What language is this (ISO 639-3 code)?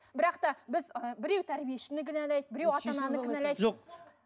kaz